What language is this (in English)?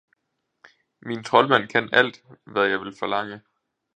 Danish